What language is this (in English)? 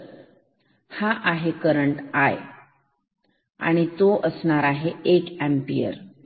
Marathi